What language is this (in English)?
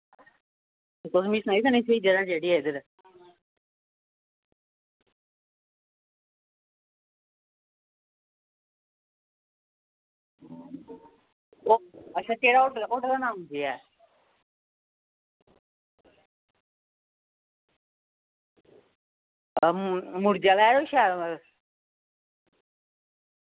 Dogri